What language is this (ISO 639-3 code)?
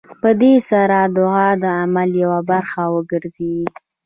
pus